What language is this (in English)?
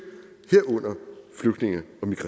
Danish